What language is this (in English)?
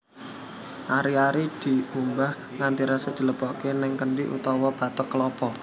Javanese